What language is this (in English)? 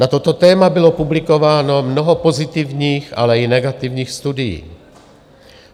Czech